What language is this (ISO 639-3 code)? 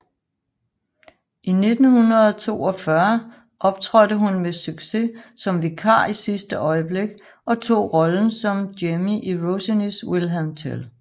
dan